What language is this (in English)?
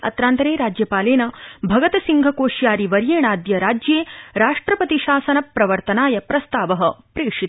Sanskrit